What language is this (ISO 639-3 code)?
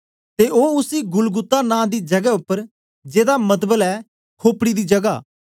doi